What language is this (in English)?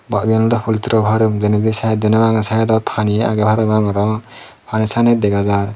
Chakma